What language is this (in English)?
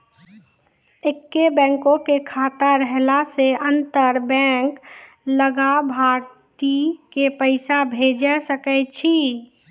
Maithili